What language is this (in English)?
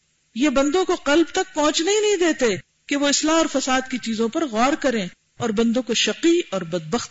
Urdu